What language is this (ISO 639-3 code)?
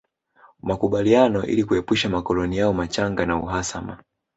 swa